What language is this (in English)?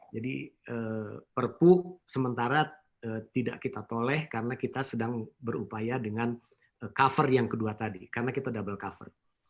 Indonesian